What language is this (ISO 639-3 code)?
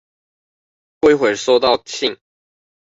zho